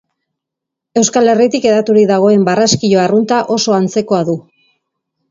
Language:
Basque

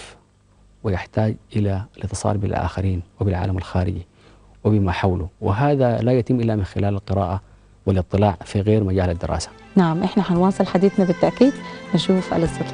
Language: Arabic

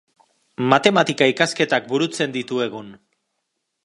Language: Basque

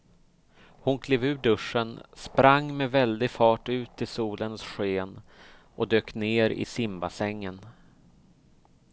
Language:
Swedish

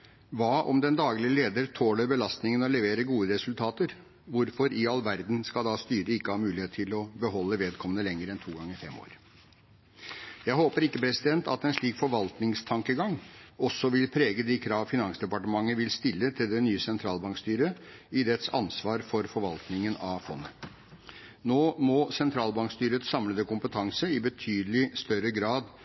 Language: Norwegian Bokmål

